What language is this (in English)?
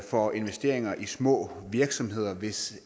Danish